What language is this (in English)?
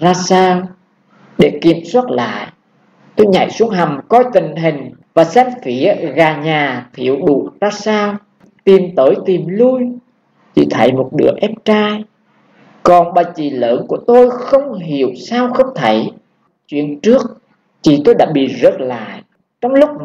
Vietnamese